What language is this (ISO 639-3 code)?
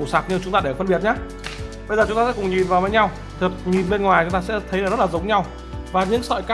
vie